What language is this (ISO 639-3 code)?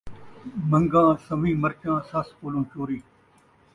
skr